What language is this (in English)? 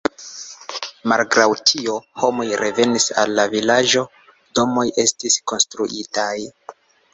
Esperanto